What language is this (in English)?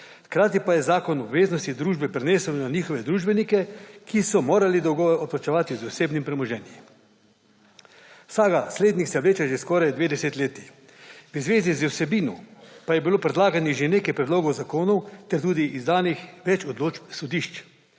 Slovenian